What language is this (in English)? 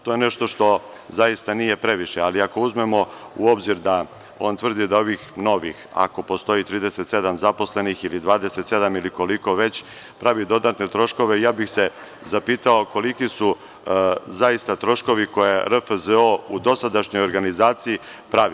Serbian